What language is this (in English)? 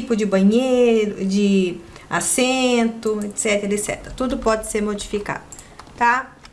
Portuguese